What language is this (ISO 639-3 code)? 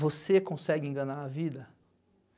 por